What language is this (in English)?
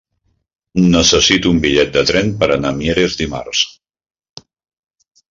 Catalan